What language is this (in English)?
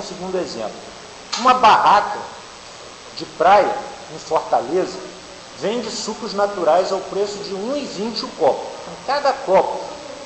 Portuguese